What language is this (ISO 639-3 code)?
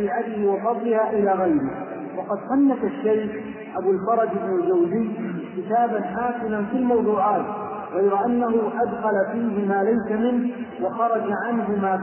ara